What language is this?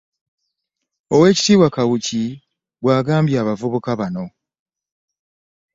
Ganda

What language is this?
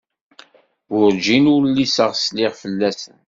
Kabyle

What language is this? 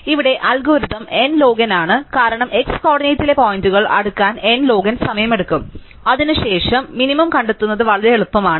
Malayalam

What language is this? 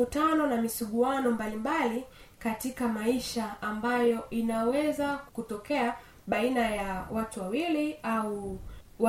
Swahili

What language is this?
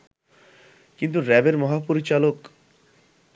Bangla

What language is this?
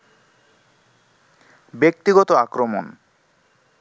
Bangla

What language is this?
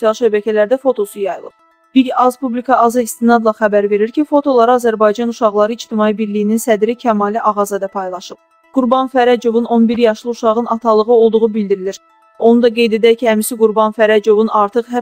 Turkish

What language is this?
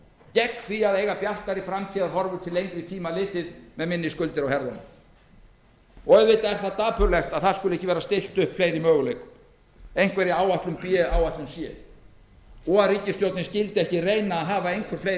Icelandic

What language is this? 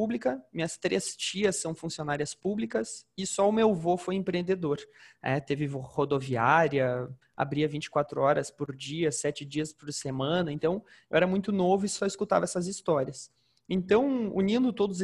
Portuguese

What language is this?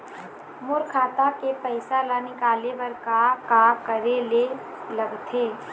Chhattisgarhi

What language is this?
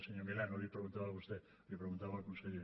Catalan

